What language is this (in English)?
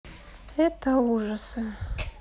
Russian